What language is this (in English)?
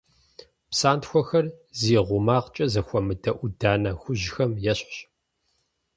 Kabardian